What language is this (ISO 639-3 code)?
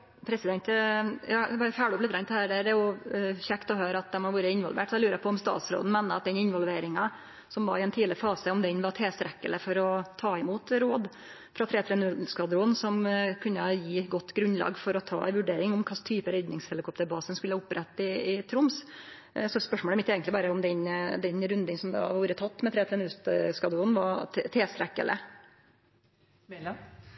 nor